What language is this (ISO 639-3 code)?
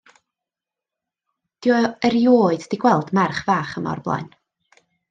cym